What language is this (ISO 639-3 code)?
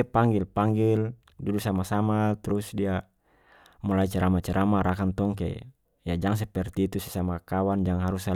max